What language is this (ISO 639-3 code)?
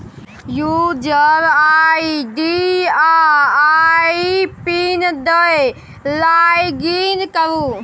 mai